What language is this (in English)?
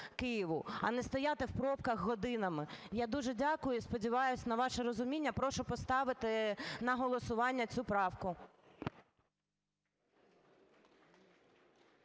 Ukrainian